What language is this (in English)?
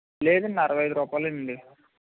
Telugu